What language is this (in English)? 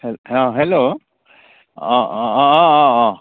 Assamese